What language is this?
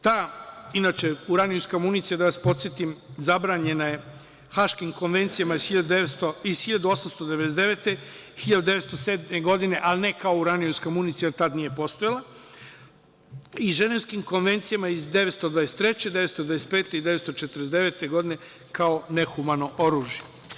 Serbian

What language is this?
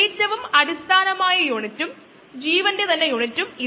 Malayalam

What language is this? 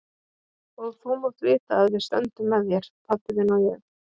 Icelandic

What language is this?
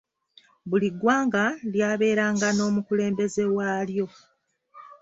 Ganda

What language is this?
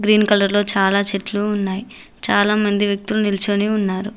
Telugu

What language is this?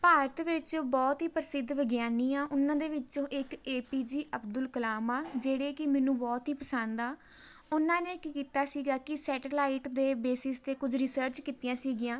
Punjabi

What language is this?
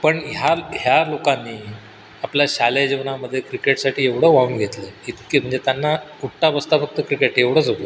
Marathi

